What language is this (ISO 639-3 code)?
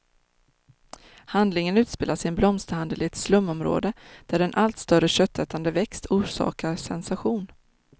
swe